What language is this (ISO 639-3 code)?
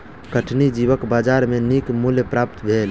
mai